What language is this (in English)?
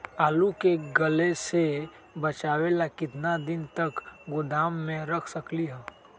Magahi